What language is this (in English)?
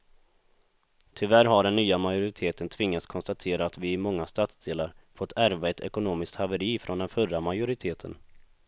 Swedish